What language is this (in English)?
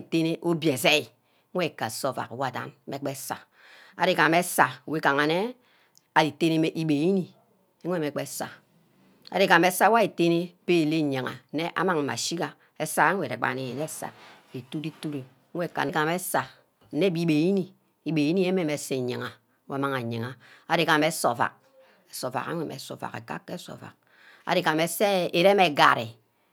Ubaghara